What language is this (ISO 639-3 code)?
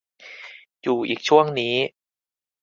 tha